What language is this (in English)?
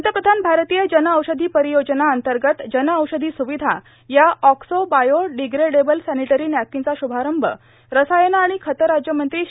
Marathi